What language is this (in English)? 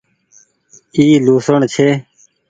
Goaria